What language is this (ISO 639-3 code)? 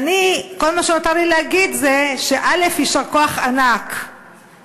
heb